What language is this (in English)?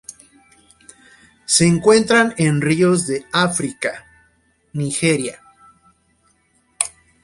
Spanish